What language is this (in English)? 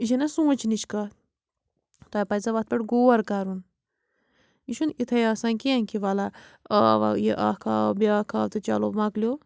Kashmiri